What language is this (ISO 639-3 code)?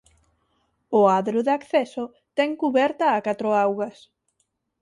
glg